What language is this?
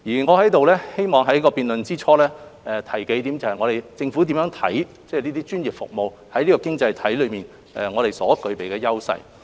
Cantonese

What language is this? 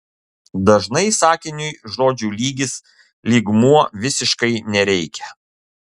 Lithuanian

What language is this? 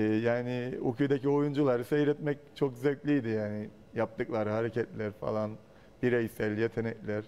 Turkish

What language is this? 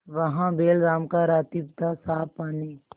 Hindi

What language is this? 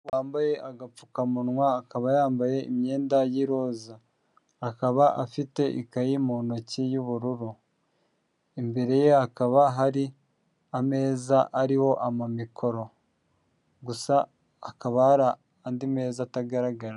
Kinyarwanda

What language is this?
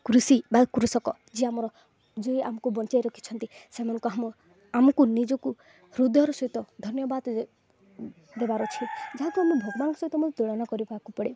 Odia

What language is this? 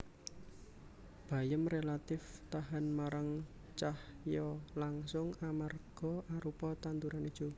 Javanese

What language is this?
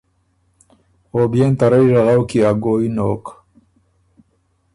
Ormuri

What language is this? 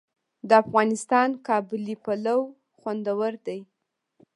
Pashto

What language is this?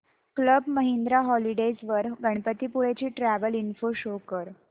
Marathi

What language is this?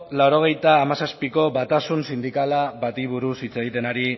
Basque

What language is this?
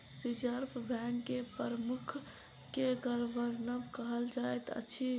Maithili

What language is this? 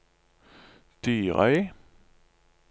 Norwegian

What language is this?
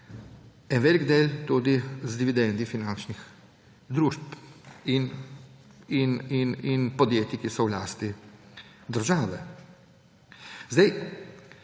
Slovenian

